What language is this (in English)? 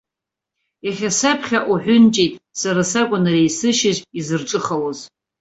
Abkhazian